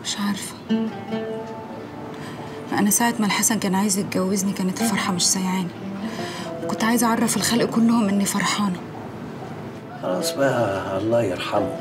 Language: Arabic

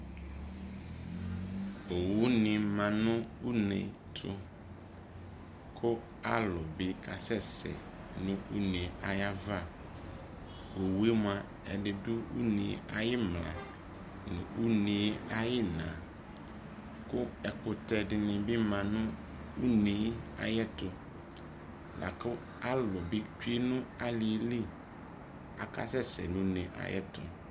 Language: Ikposo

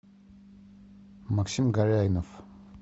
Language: Russian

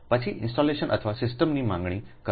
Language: Gujarati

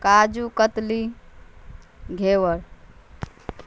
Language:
Urdu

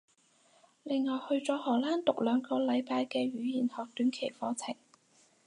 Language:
Cantonese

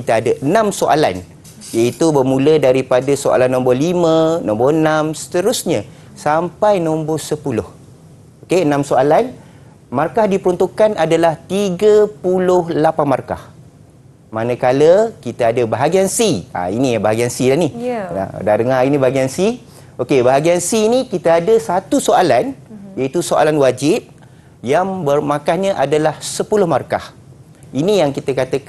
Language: Malay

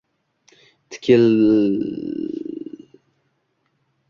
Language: Uzbek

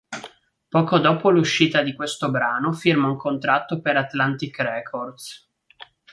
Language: Italian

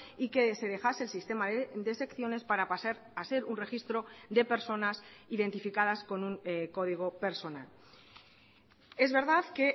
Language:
Spanish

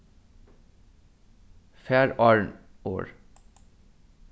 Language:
Faroese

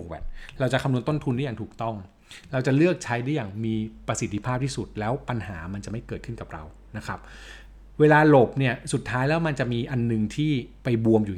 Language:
Thai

